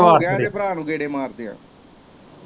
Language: Punjabi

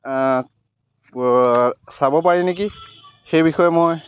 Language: Assamese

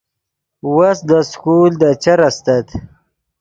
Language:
Yidgha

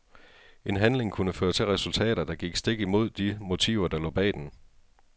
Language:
Danish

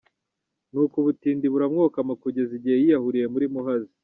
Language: Kinyarwanda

